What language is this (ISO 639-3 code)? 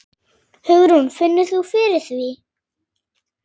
isl